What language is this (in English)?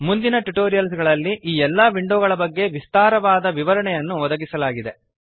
Kannada